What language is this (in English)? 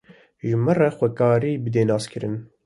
Kurdish